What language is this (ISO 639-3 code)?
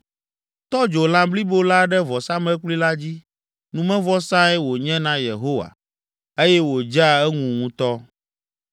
ewe